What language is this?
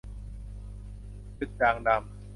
Thai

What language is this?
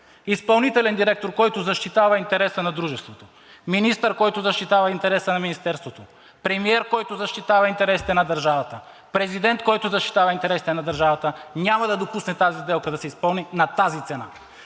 Bulgarian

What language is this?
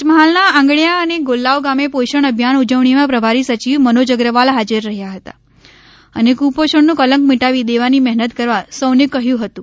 Gujarati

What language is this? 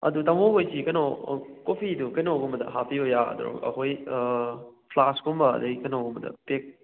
Manipuri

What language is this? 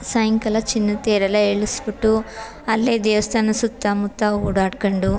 Kannada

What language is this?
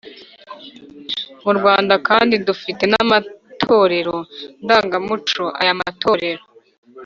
Kinyarwanda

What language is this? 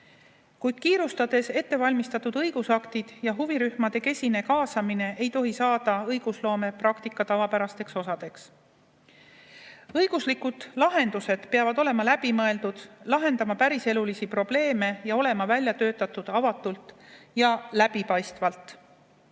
Estonian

